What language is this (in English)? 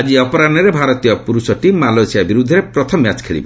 Odia